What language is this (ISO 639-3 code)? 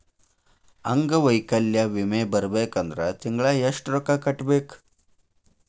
kan